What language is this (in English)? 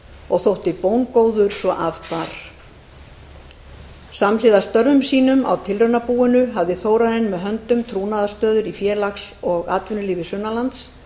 Icelandic